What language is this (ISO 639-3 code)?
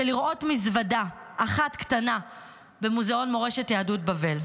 heb